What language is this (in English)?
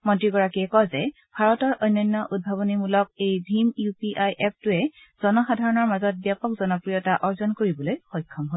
Assamese